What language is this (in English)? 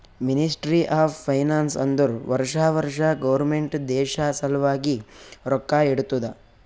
Kannada